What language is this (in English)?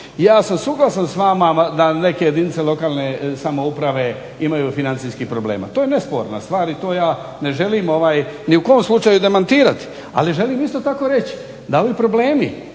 Croatian